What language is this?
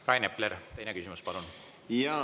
Estonian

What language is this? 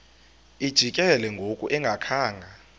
Xhosa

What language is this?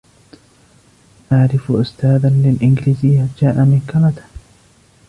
Arabic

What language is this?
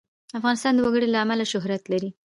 Pashto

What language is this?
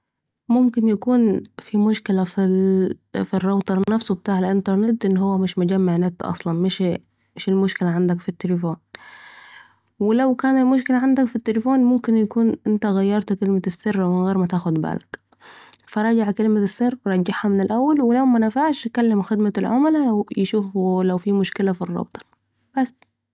Saidi Arabic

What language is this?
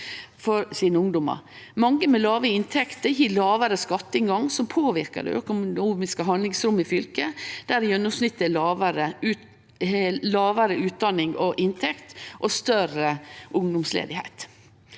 Norwegian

